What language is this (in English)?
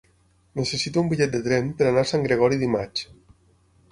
Catalan